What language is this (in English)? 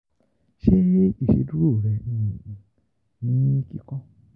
Yoruba